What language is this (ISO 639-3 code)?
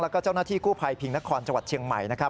tha